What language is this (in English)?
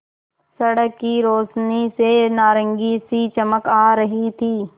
Hindi